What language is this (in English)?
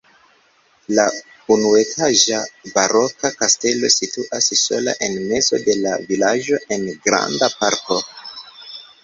Esperanto